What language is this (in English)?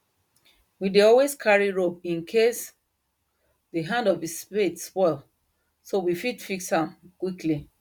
Nigerian Pidgin